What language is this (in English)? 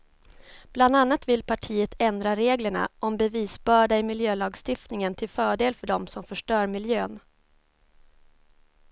Swedish